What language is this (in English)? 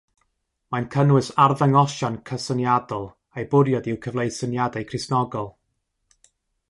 Welsh